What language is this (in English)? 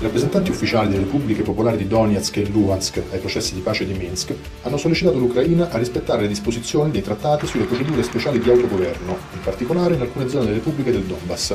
Italian